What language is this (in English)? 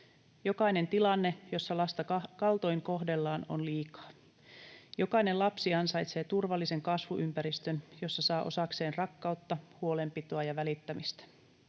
Finnish